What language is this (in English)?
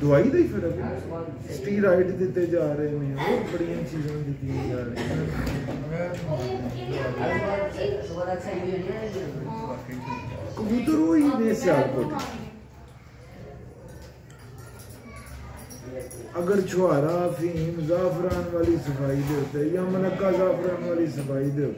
Hindi